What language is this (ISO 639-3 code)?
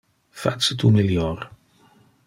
ina